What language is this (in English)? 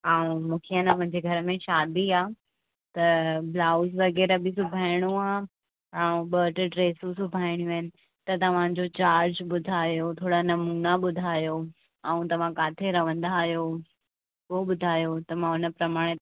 Sindhi